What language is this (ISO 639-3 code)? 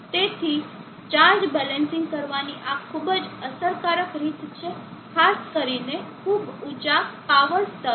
guj